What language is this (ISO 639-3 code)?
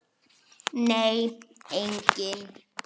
isl